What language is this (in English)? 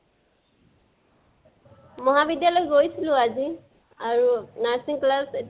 Assamese